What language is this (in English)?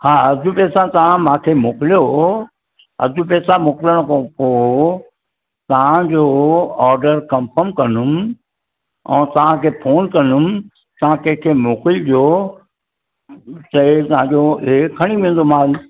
Sindhi